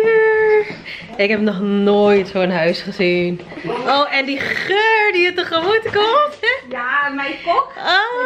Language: Dutch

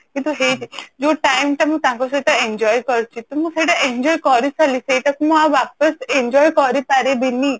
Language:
Odia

